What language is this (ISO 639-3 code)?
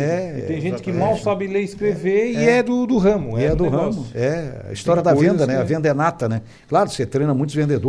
por